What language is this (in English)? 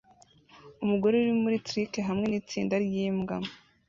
Kinyarwanda